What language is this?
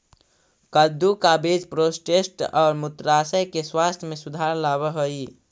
Magahi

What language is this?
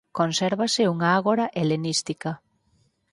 Galician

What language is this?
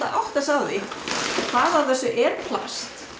Icelandic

